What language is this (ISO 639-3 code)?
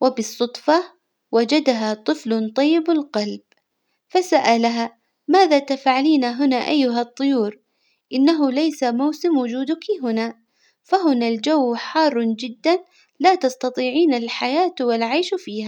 acw